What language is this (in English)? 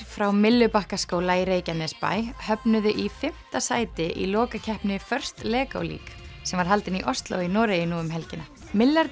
Icelandic